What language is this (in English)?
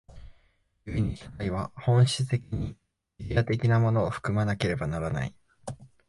Japanese